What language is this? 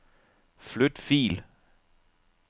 Danish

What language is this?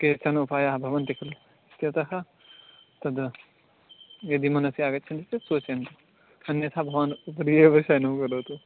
Sanskrit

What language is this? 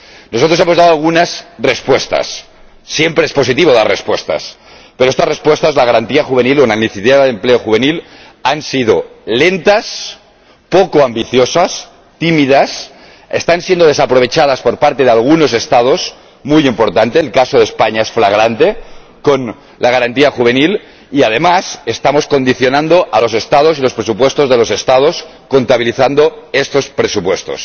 Spanish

